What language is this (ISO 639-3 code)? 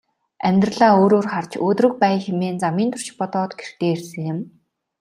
mon